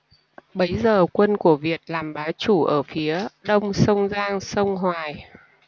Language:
Vietnamese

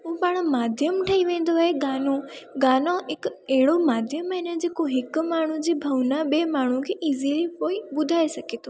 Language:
Sindhi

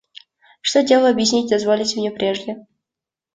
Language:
Russian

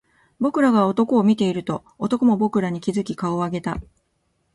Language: Japanese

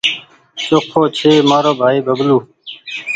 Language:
Goaria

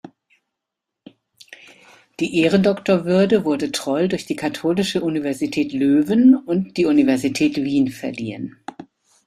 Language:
German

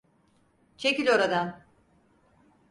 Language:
Turkish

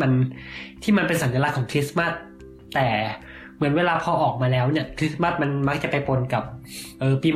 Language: Thai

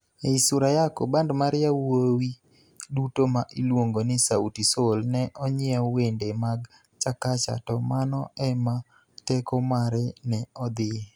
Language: Luo (Kenya and Tanzania)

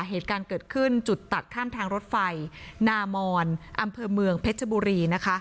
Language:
Thai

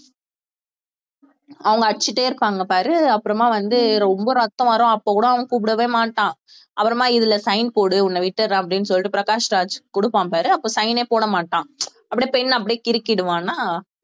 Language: Tamil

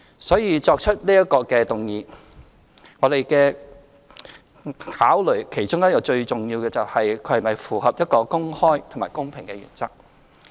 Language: Cantonese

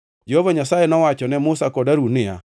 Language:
Luo (Kenya and Tanzania)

